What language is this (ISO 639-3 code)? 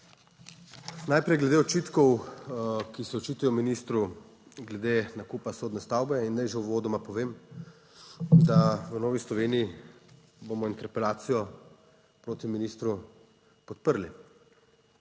slv